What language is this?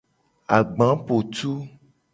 Gen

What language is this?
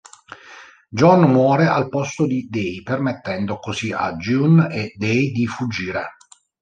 Italian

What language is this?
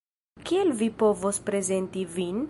Esperanto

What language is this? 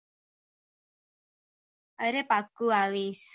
Gujarati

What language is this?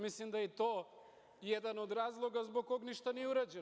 Serbian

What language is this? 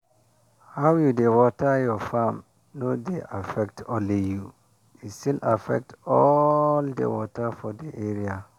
Nigerian Pidgin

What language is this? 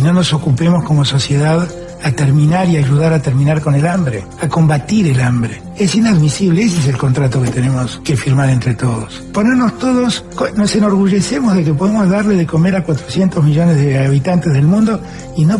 Spanish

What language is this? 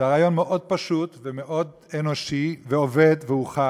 Hebrew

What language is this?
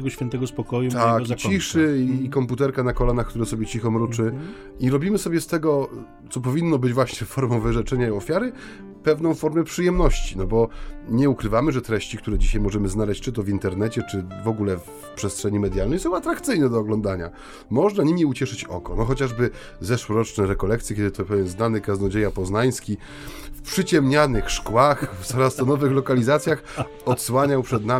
Polish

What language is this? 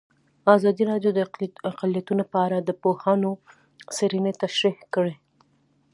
Pashto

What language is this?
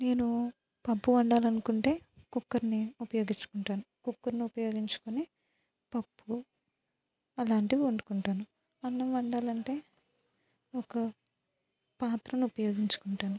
Telugu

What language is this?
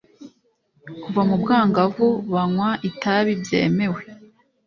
Kinyarwanda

